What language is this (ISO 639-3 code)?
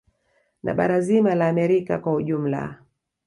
swa